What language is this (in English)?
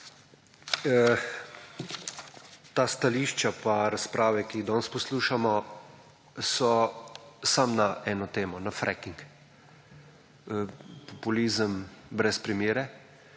Slovenian